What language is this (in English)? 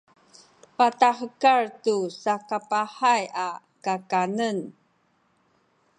Sakizaya